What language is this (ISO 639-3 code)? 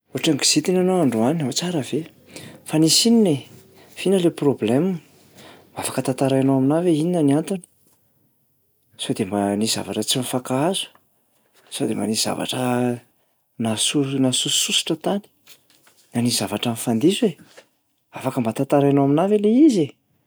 mlg